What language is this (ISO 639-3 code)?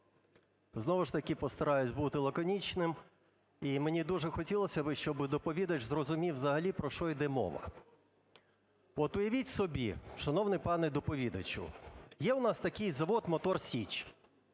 ukr